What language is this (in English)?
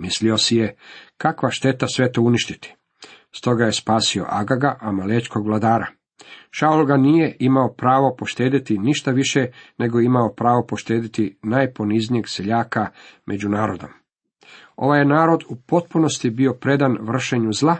Croatian